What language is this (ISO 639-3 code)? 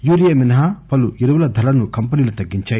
tel